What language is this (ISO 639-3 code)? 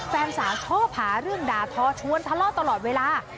tha